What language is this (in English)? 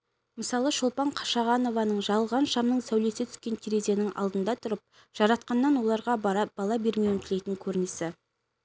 Kazakh